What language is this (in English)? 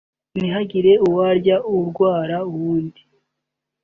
Kinyarwanda